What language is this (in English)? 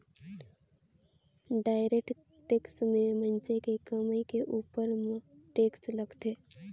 Chhattisgarhi